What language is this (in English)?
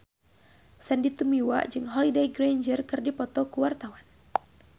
Sundanese